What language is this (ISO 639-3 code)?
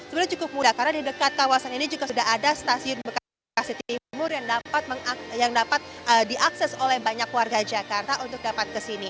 ind